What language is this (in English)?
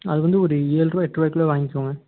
Tamil